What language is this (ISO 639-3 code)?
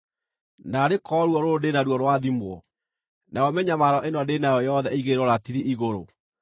kik